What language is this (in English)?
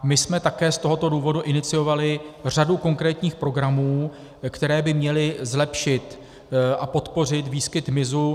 Czech